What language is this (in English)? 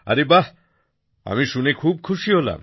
Bangla